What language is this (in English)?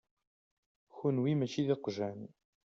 Kabyle